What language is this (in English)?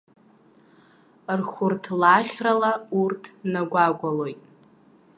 Abkhazian